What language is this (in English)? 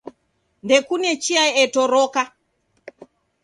Taita